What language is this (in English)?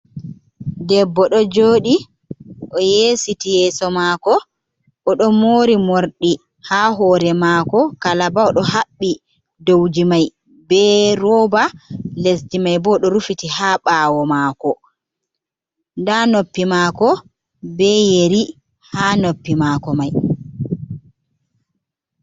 Fula